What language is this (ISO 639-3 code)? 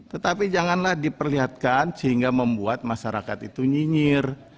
ind